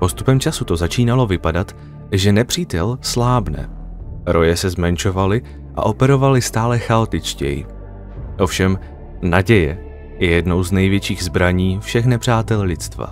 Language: Czech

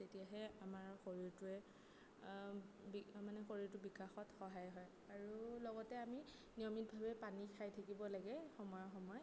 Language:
Assamese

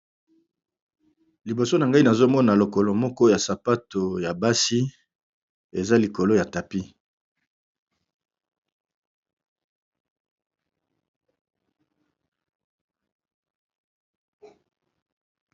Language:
Lingala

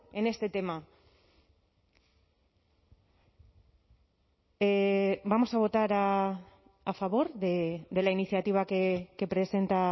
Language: Spanish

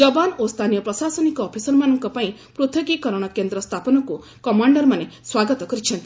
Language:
Odia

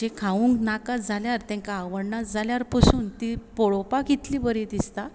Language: Konkani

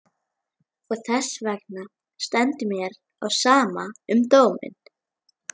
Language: Icelandic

